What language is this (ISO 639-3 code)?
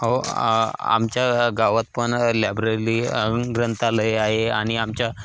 mar